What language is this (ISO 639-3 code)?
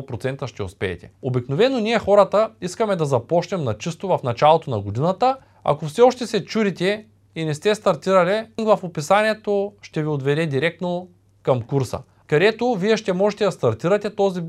bul